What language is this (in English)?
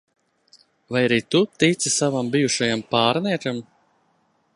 Latvian